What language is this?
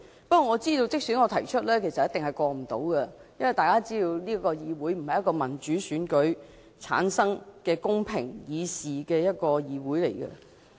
Cantonese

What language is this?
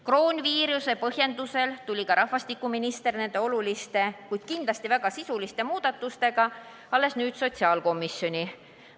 Estonian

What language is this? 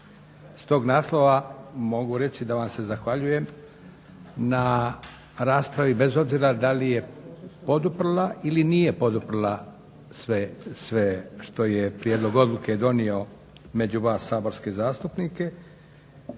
Croatian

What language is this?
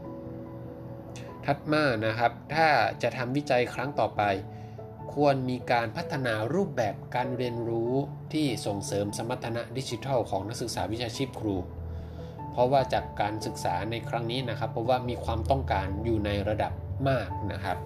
Thai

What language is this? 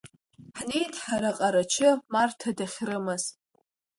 Abkhazian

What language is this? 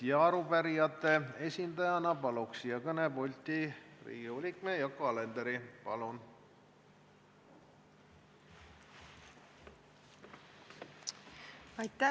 Estonian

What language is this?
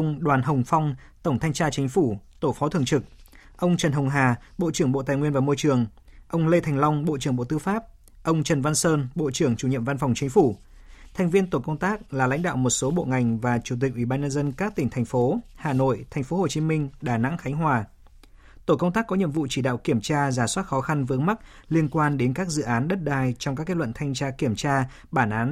Vietnamese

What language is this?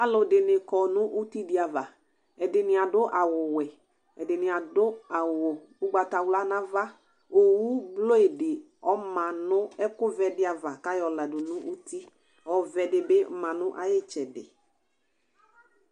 Ikposo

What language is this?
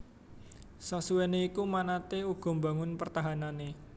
Javanese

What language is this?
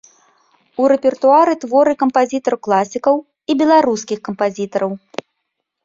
Belarusian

